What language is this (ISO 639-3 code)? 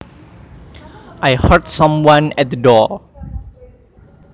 jav